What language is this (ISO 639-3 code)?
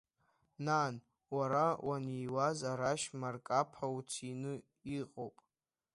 abk